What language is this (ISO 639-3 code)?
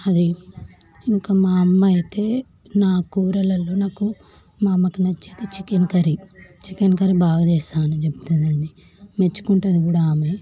tel